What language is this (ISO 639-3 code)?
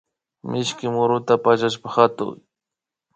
qvi